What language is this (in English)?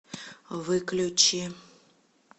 Russian